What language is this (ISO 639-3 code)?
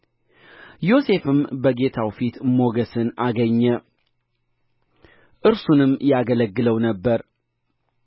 amh